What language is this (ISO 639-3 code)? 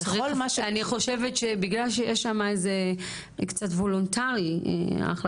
heb